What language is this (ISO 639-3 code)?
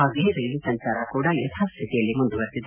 kan